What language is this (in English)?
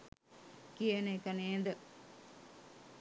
Sinhala